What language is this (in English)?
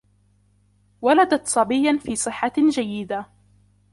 Arabic